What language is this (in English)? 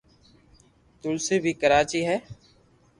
Loarki